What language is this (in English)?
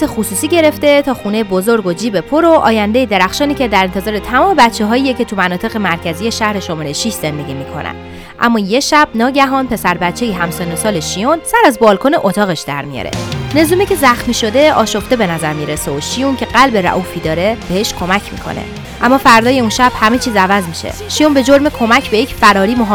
Persian